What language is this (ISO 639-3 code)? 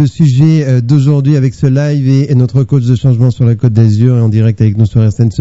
fra